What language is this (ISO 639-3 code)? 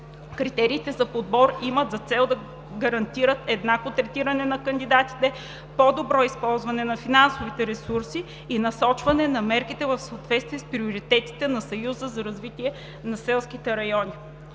bul